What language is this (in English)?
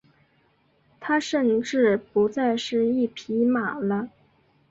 Chinese